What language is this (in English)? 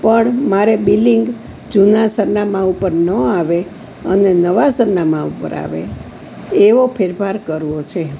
Gujarati